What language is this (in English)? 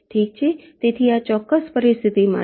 Gujarati